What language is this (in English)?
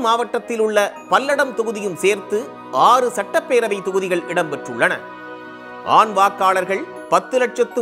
Tamil